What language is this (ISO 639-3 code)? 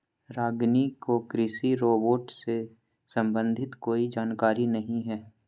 mag